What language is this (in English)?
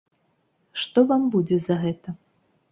Belarusian